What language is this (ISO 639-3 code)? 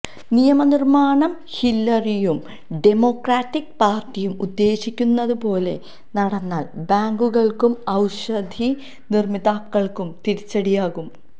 mal